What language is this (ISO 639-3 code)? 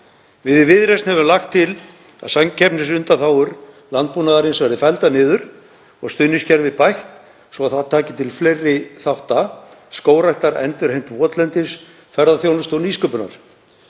isl